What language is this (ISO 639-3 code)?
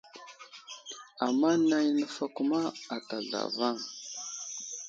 udl